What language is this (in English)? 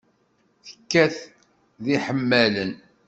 Kabyle